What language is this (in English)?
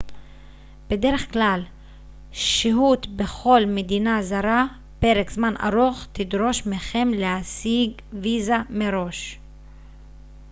Hebrew